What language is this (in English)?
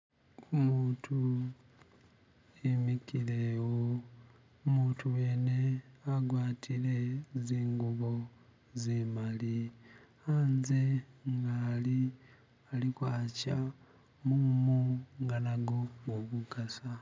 Masaaba